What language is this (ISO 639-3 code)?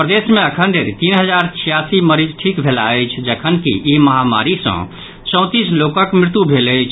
mai